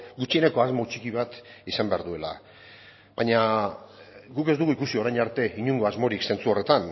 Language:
Basque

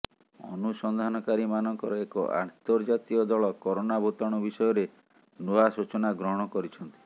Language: Odia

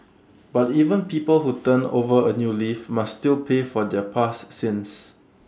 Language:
English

